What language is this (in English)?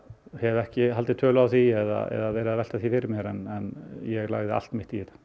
Icelandic